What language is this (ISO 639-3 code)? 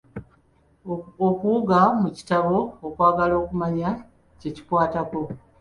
lug